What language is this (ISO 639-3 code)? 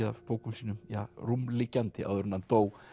isl